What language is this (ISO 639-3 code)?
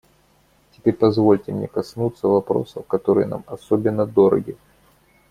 rus